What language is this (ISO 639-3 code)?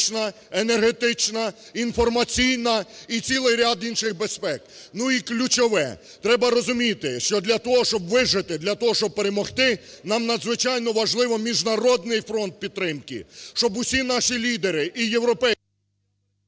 ukr